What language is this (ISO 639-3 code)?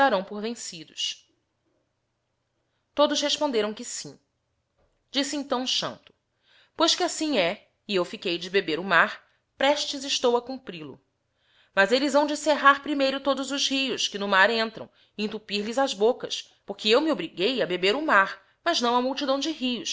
por